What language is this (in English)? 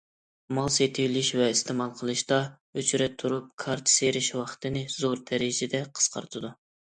Uyghur